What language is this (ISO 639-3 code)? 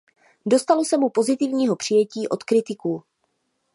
ces